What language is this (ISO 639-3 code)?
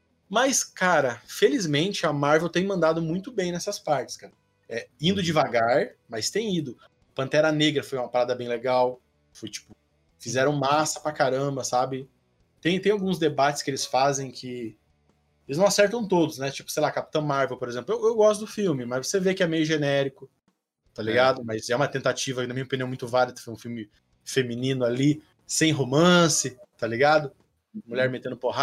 por